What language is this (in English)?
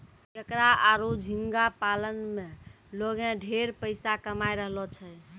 Maithili